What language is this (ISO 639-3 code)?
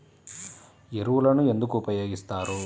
tel